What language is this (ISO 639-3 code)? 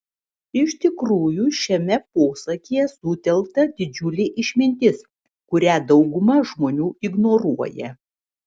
lit